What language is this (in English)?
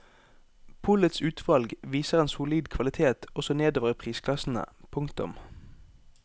Norwegian